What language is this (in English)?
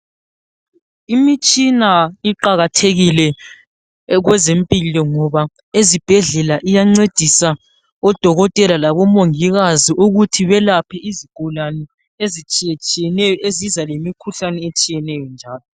North Ndebele